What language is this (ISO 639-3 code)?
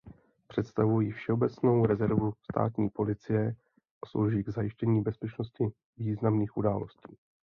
ces